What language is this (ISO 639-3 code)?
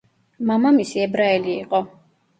kat